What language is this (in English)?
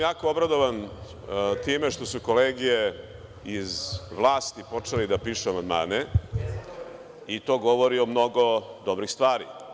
Serbian